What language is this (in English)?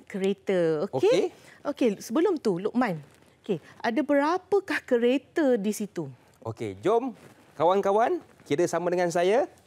Malay